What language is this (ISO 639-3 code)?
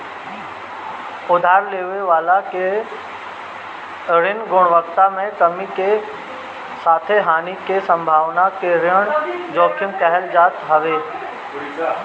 bho